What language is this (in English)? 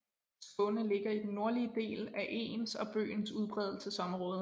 Danish